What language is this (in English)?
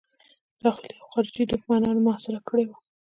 Pashto